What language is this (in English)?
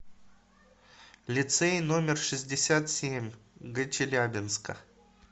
Russian